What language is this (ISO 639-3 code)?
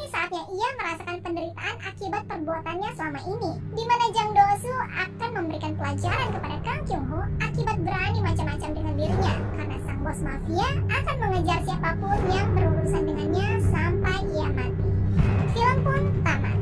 ind